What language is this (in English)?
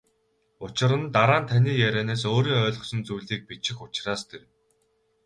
Mongolian